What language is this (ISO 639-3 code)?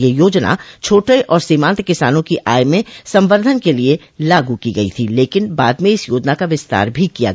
hin